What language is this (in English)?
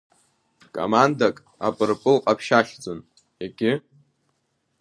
Abkhazian